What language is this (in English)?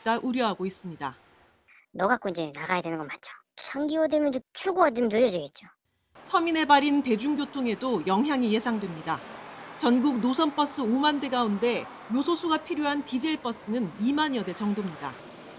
Korean